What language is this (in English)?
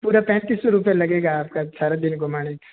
Hindi